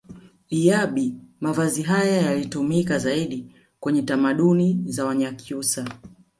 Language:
Swahili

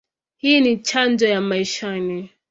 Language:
Swahili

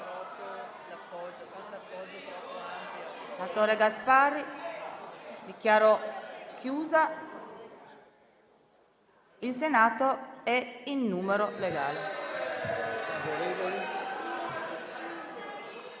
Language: Italian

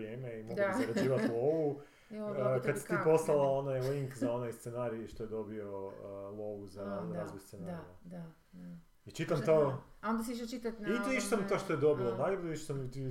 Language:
Croatian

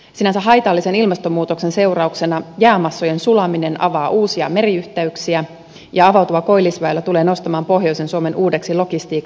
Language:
Finnish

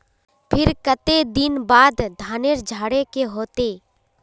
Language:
Magahi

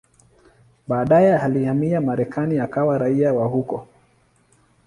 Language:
Swahili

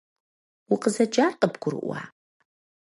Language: Kabardian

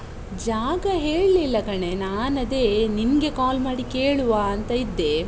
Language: Kannada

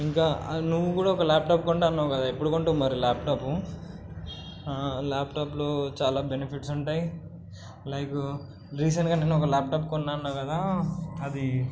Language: Telugu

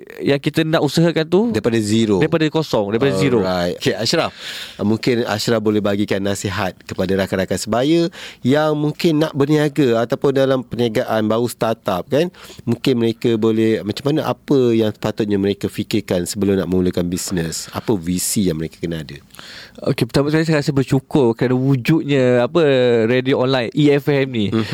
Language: Malay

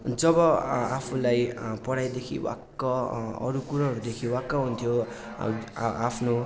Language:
Nepali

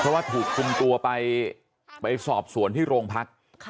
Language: Thai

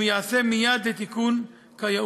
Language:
Hebrew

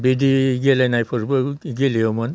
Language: Bodo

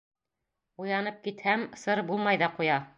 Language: Bashkir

